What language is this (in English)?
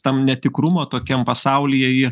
Lithuanian